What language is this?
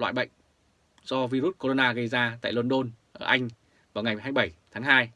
Vietnamese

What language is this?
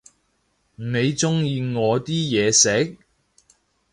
Cantonese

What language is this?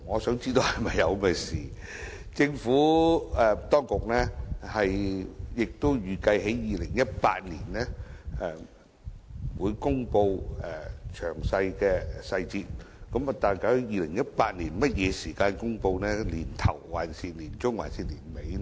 Cantonese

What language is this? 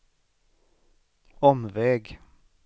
Swedish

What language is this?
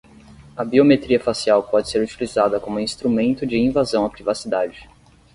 Portuguese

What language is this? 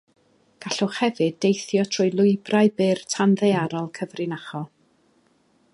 Welsh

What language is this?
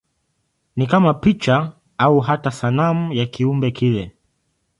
Swahili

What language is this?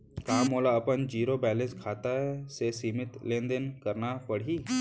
Chhattisgarhi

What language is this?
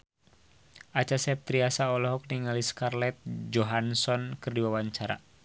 Sundanese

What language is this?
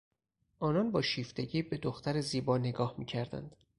Persian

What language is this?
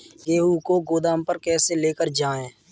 Hindi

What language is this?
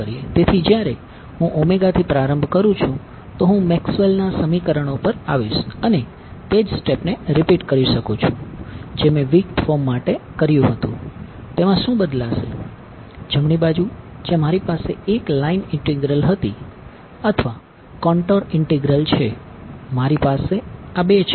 Gujarati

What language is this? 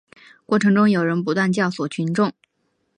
Chinese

